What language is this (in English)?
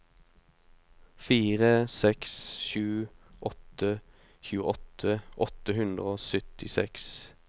Norwegian